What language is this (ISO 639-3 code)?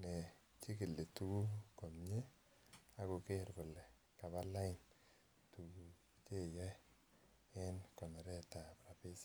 kln